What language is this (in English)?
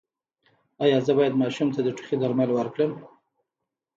Pashto